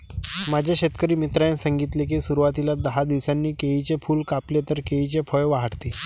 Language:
Marathi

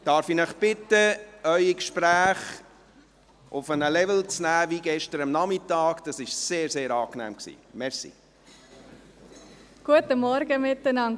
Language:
Swiss German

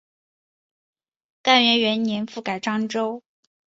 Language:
Chinese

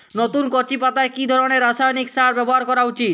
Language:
Bangla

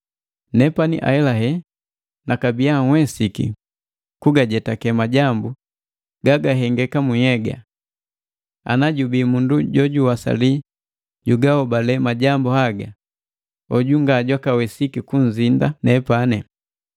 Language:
Matengo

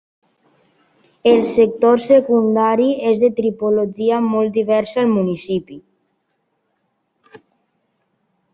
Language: Catalan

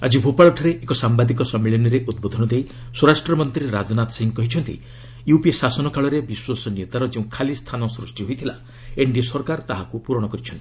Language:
Odia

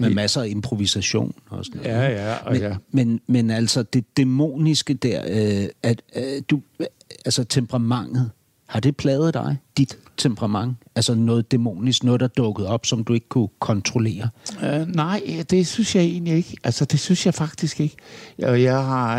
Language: Danish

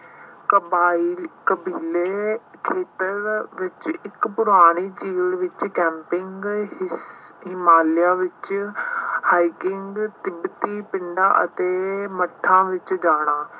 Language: Punjabi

